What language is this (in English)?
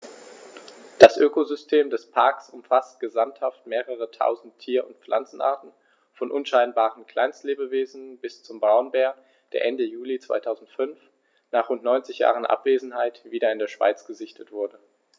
German